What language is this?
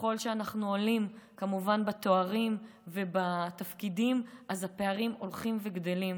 Hebrew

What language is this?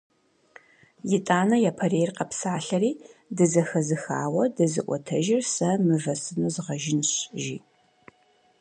Kabardian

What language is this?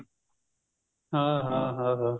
Punjabi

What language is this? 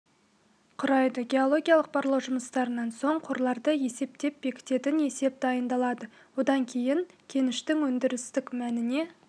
Kazakh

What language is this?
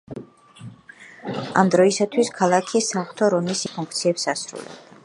Georgian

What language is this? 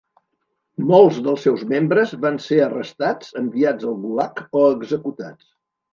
Catalan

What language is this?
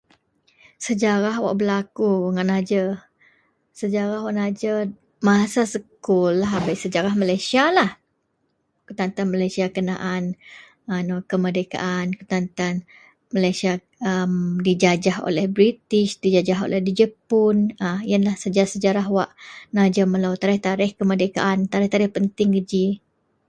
Central Melanau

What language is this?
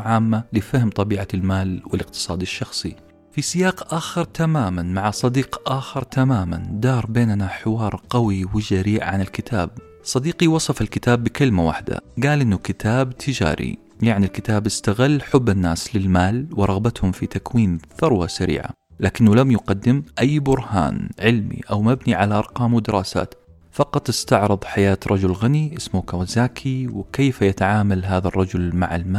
Arabic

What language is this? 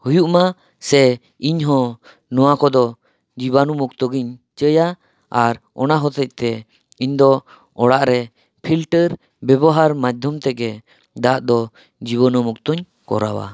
Santali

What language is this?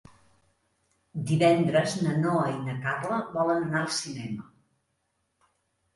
Catalan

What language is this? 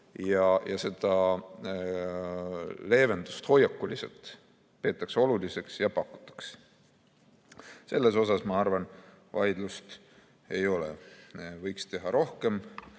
Estonian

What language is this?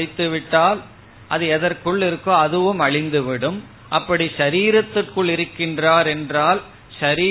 Tamil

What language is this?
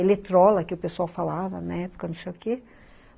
Portuguese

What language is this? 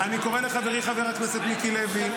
Hebrew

